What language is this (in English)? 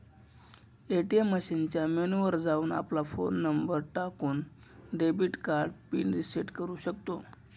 Marathi